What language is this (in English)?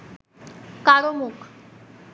Bangla